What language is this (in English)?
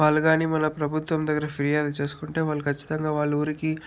Telugu